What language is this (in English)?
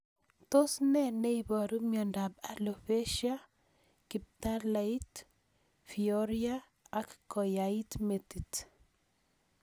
Kalenjin